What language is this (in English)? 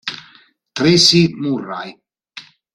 Italian